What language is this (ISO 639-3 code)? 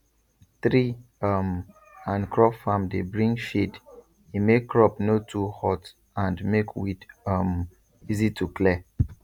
pcm